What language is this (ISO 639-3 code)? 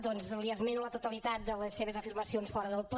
cat